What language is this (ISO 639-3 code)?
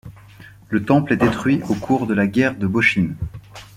fra